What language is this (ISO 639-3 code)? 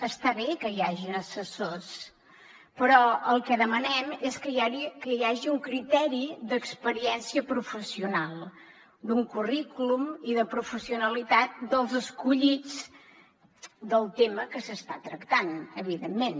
cat